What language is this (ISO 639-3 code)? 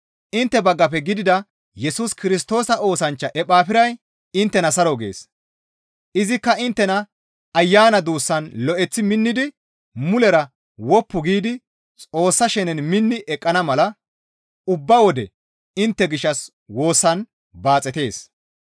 gmv